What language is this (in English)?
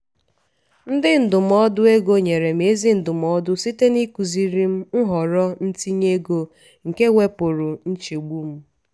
Igbo